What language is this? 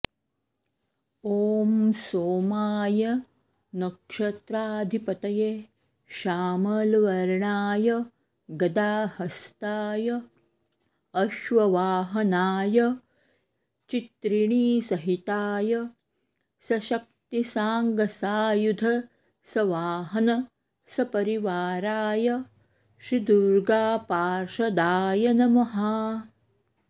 Sanskrit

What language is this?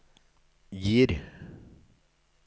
Norwegian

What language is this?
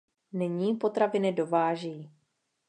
Czech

